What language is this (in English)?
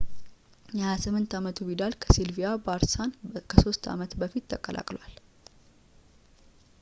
Amharic